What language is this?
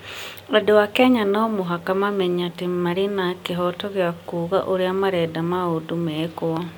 Kikuyu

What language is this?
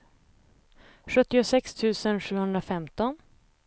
Swedish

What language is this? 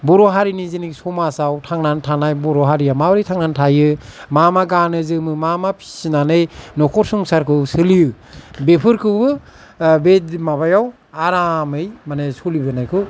Bodo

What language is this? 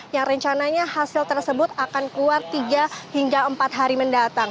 Indonesian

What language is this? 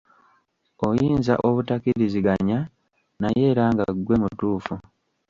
Ganda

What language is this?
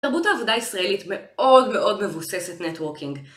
Hebrew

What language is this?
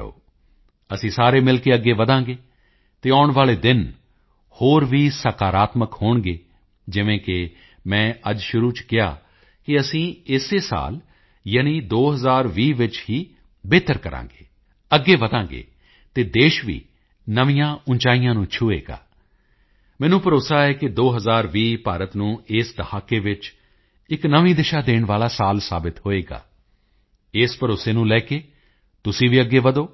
Punjabi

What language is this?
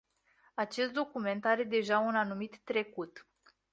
Romanian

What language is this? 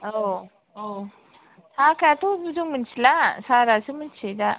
Bodo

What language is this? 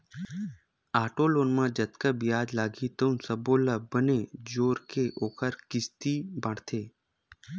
Chhattisgarhi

